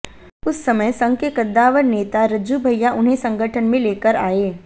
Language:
Hindi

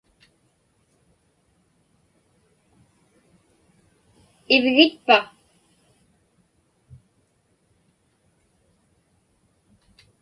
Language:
Inupiaq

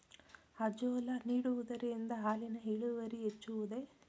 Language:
Kannada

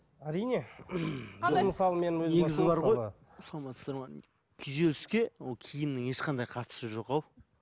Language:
Kazakh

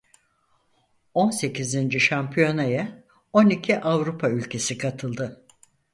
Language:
Turkish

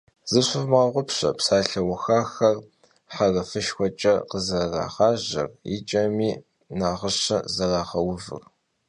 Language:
Kabardian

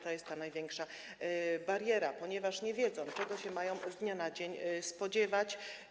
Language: Polish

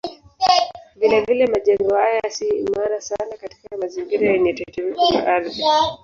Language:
Swahili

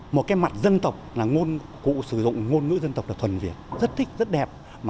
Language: Vietnamese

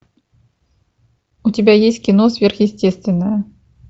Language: Russian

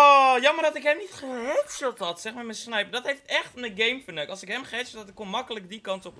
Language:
Dutch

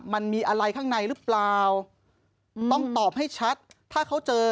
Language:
Thai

